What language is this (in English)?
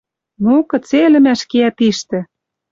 Western Mari